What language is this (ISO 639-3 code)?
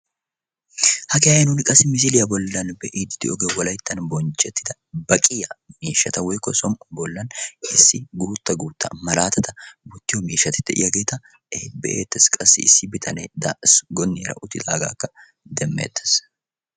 wal